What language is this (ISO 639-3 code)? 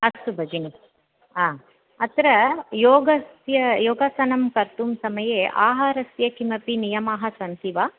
san